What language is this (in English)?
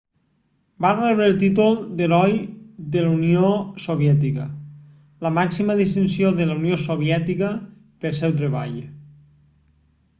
Catalan